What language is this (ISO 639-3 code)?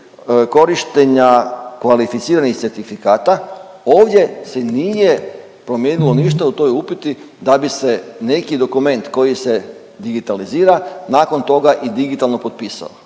hrv